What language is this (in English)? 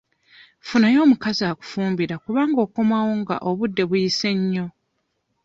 Ganda